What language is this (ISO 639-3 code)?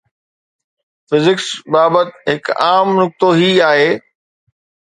snd